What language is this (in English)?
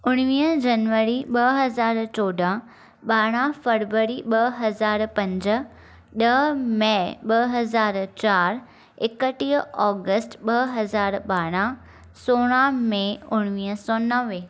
Sindhi